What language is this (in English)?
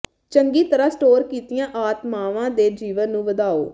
Punjabi